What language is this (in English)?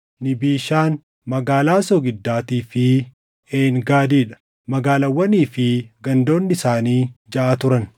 Oromo